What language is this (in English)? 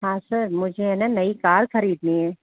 Hindi